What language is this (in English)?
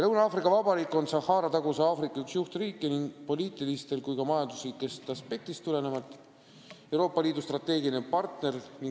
Estonian